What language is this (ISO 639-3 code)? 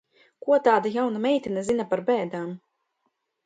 lav